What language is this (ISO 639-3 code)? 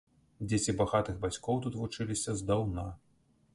bel